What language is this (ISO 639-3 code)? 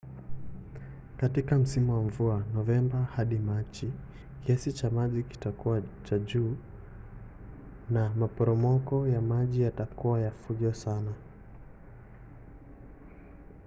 swa